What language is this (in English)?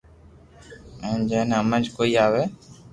Loarki